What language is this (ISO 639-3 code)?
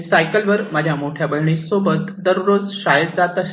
mar